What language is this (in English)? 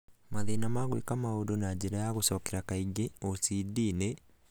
Kikuyu